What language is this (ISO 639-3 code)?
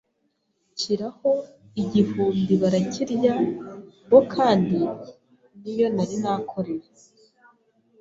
kin